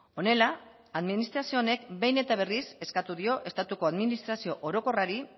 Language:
Basque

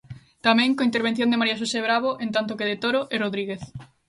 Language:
Galician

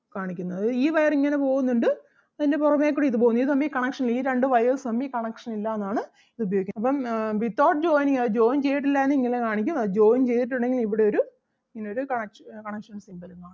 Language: Malayalam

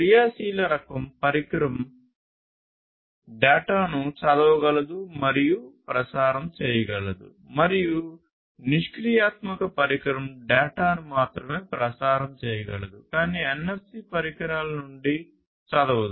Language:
Telugu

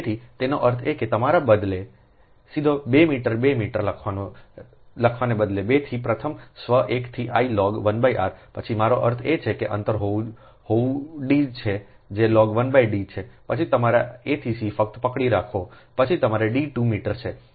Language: Gujarati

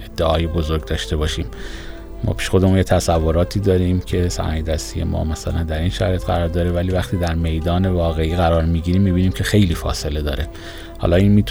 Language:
Persian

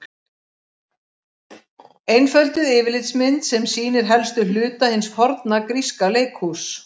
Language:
Icelandic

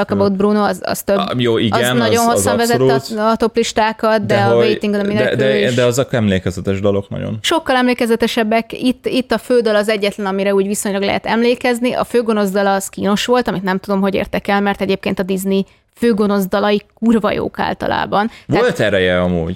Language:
Hungarian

